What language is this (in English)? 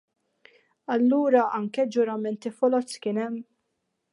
Maltese